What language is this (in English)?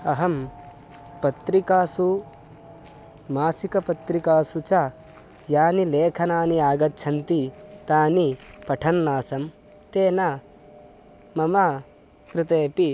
Sanskrit